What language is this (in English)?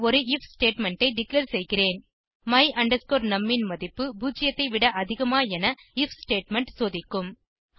Tamil